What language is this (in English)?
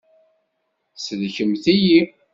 Kabyle